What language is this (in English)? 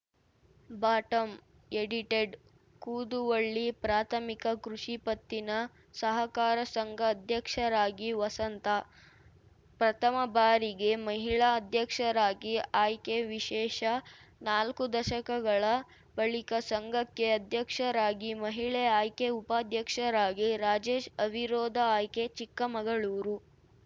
Kannada